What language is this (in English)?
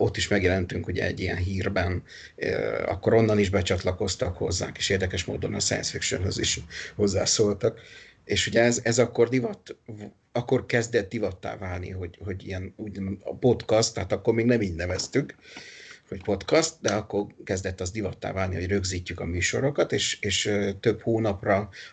Hungarian